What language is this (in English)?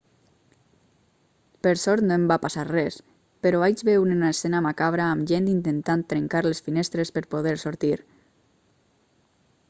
Catalan